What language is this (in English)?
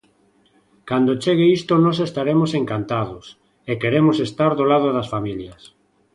Galician